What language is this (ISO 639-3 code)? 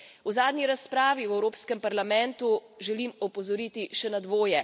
slv